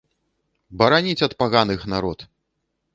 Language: Belarusian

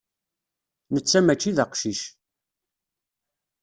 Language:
Kabyle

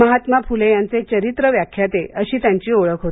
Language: Marathi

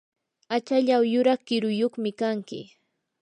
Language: Yanahuanca Pasco Quechua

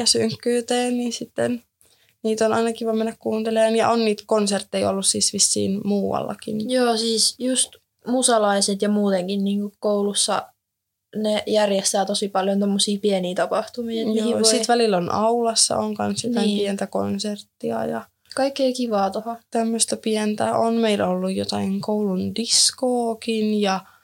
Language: Finnish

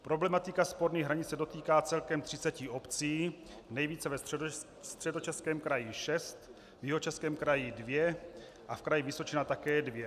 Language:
Czech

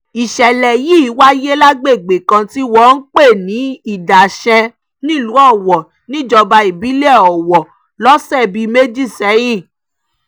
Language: Yoruba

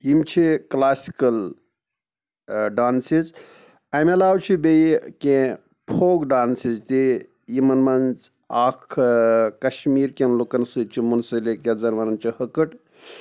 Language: Kashmiri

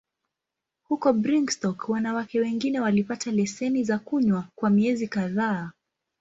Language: Swahili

